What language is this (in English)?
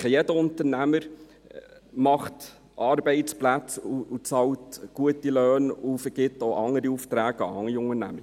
Swiss German